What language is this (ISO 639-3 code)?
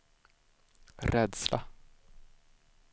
swe